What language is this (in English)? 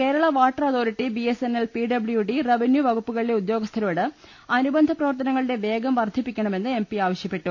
Malayalam